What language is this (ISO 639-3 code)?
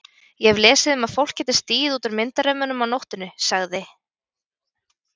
isl